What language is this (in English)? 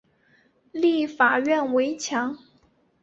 Chinese